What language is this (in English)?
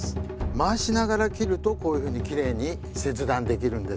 Japanese